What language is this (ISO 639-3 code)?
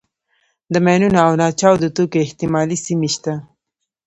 pus